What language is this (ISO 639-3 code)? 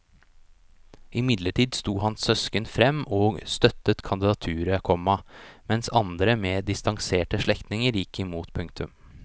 nor